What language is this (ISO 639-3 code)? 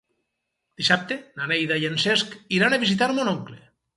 cat